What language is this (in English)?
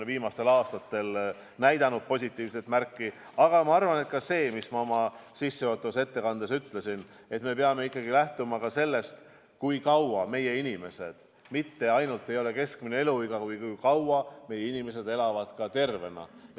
Estonian